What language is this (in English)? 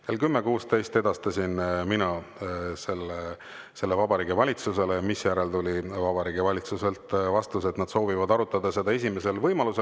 Estonian